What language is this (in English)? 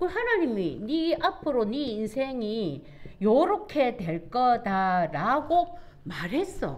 Korean